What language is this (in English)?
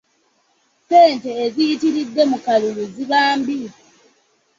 Ganda